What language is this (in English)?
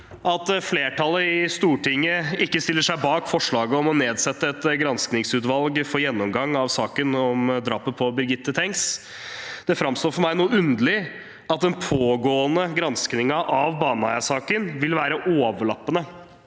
Norwegian